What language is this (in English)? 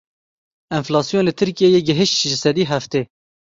Kurdish